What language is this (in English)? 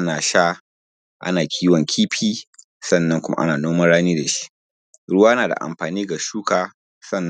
Hausa